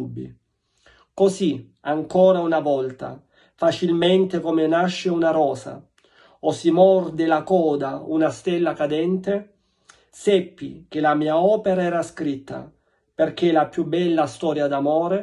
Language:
Italian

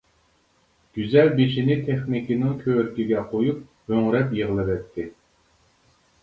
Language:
Uyghur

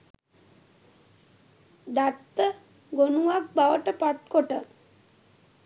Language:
Sinhala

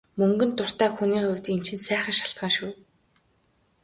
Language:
Mongolian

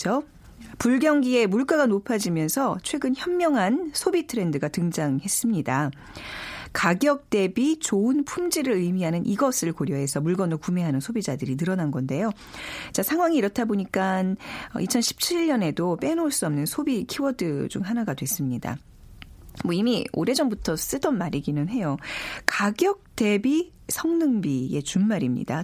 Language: Korean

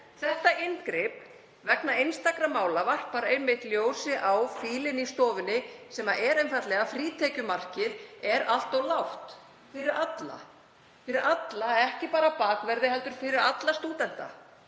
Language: Icelandic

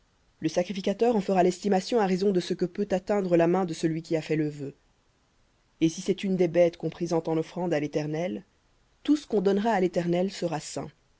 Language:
French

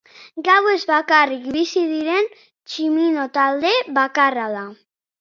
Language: Basque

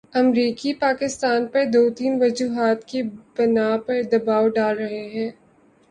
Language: Urdu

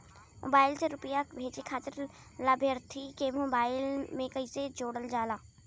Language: Bhojpuri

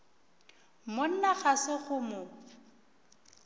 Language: Northern Sotho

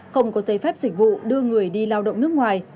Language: Vietnamese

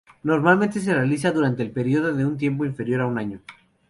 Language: Spanish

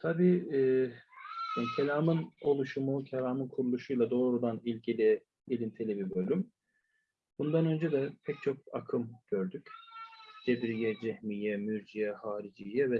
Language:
Turkish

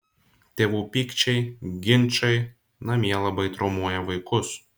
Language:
Lithuanian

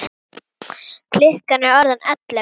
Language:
Icelandic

